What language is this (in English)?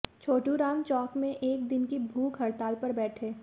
Hindi